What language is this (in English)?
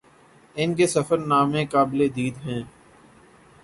Urdu